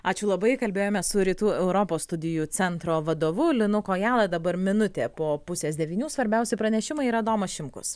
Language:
Lithuanian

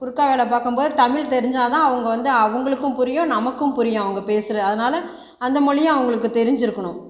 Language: Tamil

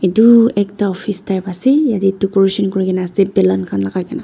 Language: Naga Pidgin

